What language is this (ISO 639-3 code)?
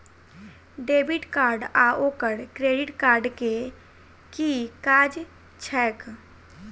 mai